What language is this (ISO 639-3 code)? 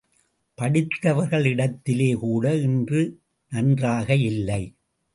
tam